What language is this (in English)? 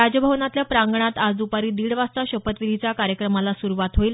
Marathi